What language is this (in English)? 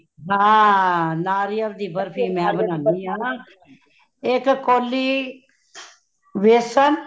Punjabi